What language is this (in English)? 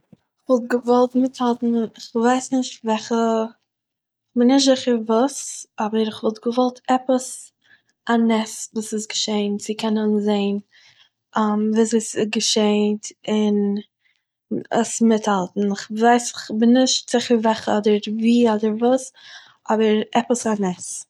Yiddish